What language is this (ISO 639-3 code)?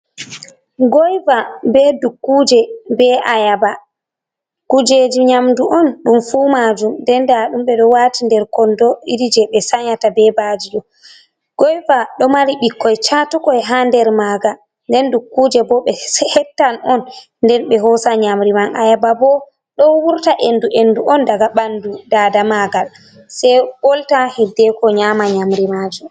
ful